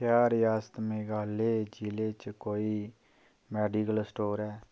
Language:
Dogri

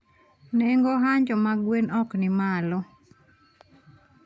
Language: Luo (Kenya and Tanzania)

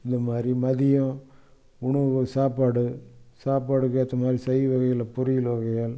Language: Tamil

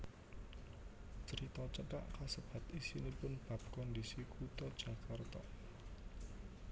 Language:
Javanese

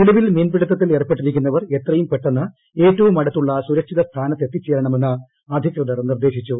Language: Malayalam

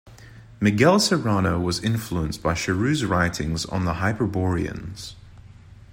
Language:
English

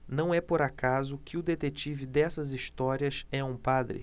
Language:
Portuguese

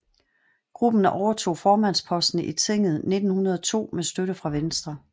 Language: Danish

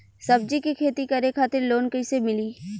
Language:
Bhojpuri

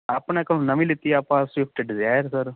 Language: Punjabi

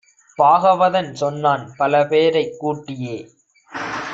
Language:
Tamil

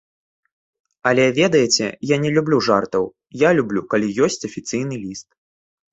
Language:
Belarusian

